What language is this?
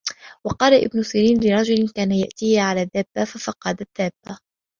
Arabic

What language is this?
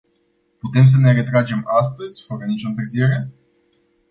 Romanian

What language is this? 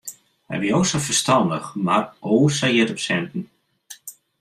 Western Frisian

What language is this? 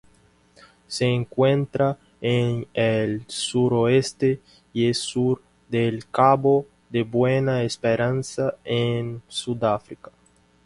Spanish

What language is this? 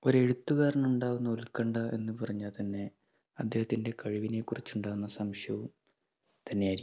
Malayalam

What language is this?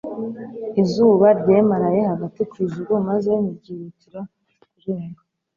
Kinyarwanda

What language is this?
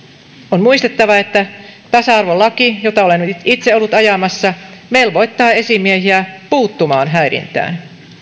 Finnish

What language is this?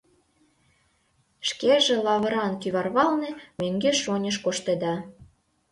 Mari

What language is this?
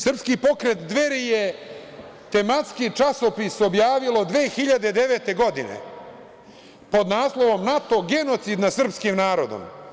Serbian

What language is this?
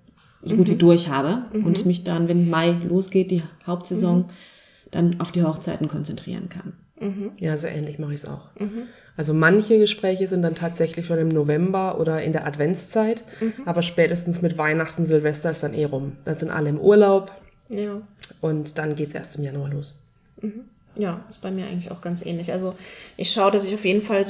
German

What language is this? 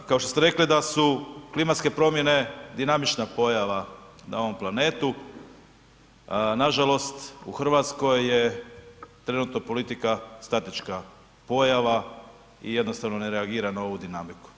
Croatian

